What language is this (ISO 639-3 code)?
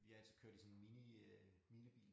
dan